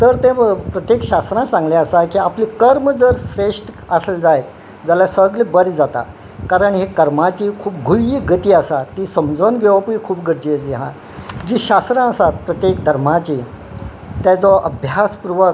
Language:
Konkani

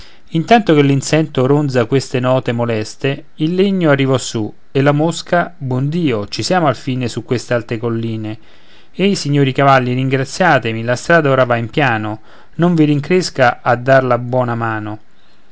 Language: Italian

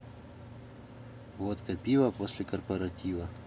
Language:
Russian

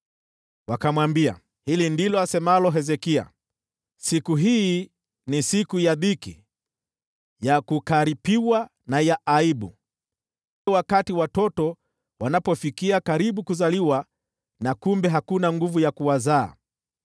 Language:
Swahili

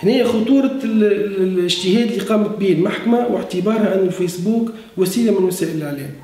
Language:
Arabic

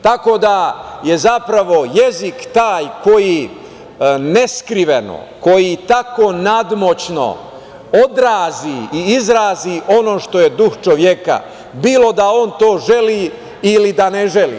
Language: Serbian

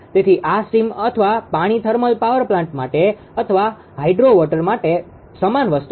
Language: Gujarati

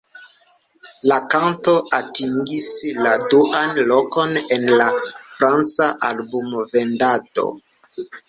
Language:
Esperanto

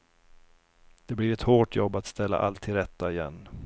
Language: Swedish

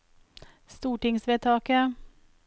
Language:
Norwegian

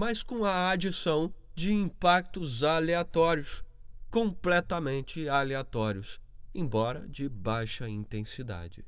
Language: Portuguese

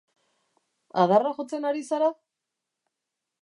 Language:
Basque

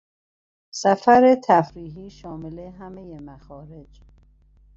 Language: Persian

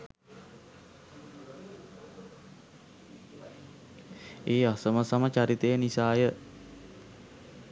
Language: Sinhala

